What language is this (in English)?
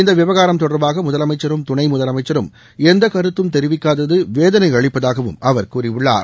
Tamil